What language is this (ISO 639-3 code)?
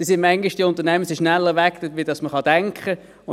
gsw